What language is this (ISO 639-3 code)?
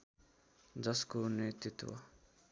nep